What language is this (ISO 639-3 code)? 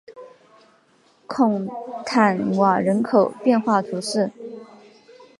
zho